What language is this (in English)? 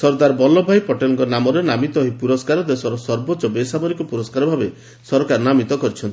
Odia